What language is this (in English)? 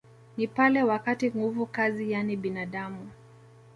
Swahili